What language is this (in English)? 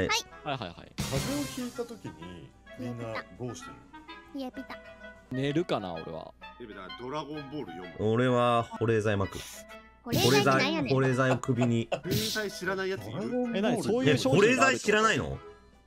Japanese